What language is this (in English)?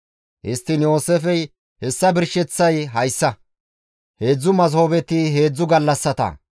Gamo